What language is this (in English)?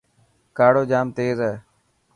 Dhatki